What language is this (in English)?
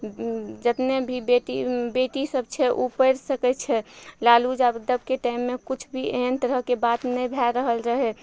Maithili